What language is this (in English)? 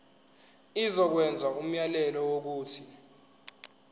Zulu